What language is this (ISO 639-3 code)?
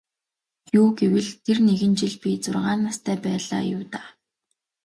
mon